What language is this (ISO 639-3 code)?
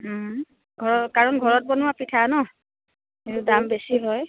asm